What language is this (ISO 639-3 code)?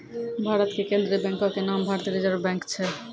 mai